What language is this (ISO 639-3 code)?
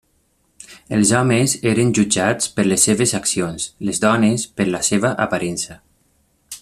cat